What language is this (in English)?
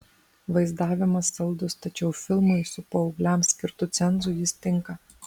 Lithuanian